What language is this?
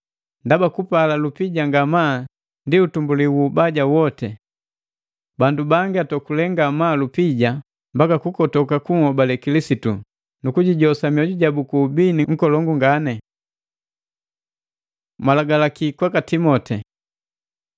Matengo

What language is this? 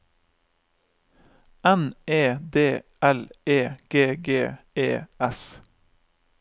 Norwegian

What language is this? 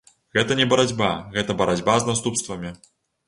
Belarusian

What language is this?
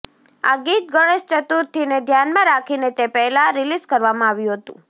Gujarati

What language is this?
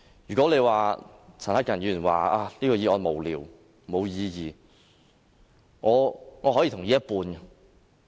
Cantonese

